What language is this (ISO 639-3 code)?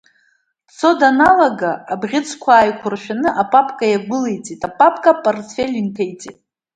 abk